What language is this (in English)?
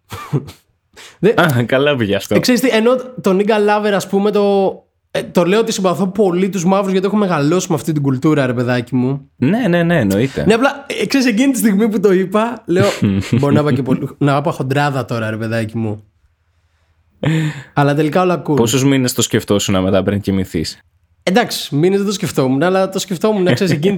Greek